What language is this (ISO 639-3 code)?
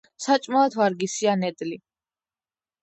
kat